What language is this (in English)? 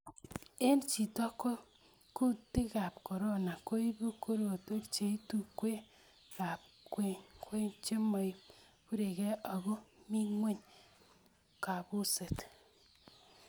Kalenjin